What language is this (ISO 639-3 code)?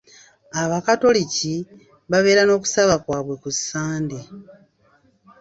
lug